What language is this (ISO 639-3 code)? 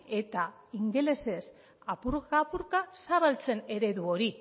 eus